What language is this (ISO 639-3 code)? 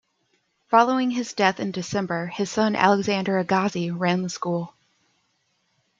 eng